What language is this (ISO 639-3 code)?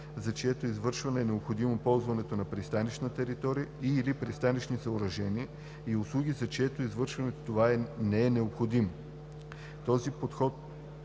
bul